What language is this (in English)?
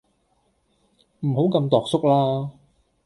Cantonese